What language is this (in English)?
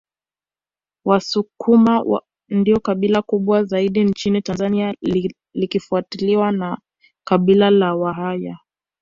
Swahili